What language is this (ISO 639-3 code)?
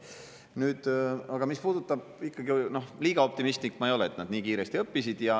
est